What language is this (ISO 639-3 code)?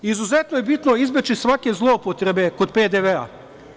srp